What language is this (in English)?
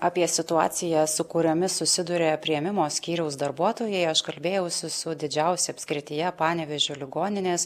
Lithuanian